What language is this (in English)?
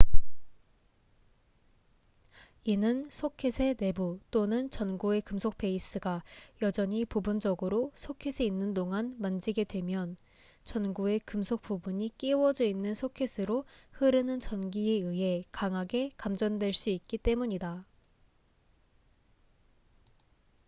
Korean